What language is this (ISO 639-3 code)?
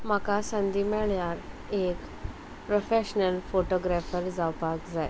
kok